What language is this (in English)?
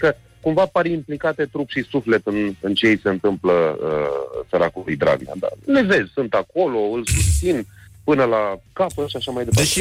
Romanian